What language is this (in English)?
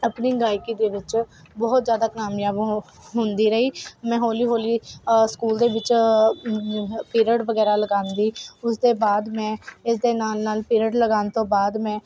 Punjabi